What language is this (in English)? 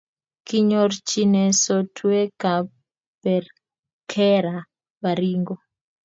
Kalenjin